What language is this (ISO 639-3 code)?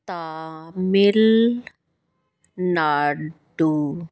pan